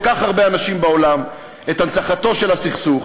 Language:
Hebrew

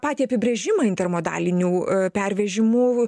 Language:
Lithuanian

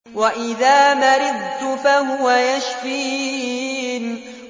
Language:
Arabic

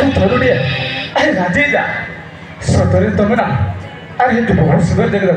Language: Bangla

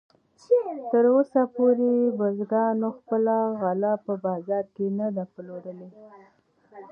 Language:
Pashto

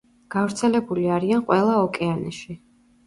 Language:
Georgian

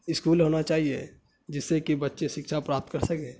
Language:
Urdu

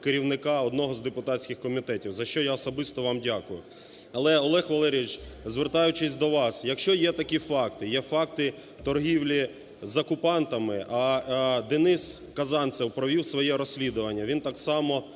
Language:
Ukrainian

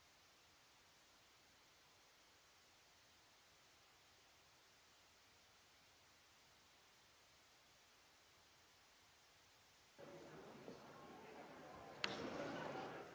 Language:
Italian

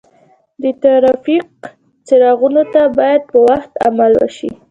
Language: Pashto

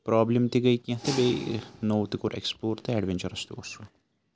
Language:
Kashmiri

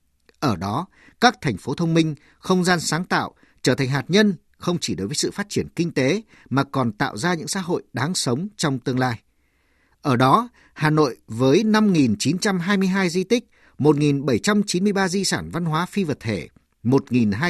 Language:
Vietnamese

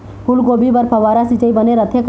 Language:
Chhattisgarhi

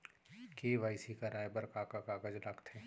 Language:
Chhattisgarhi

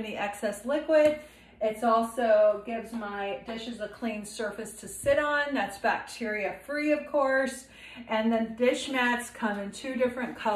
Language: English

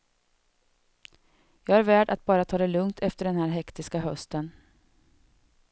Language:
Swedish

